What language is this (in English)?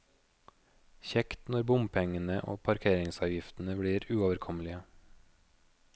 Norwegian